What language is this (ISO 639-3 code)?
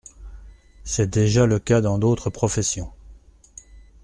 fra